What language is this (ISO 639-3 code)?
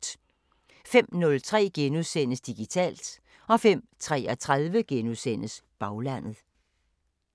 dan